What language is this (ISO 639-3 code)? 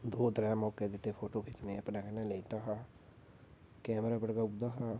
doi